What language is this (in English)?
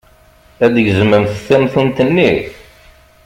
Kabyle